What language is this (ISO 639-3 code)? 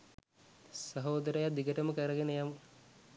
sin